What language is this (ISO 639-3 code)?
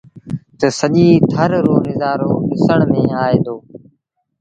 sbn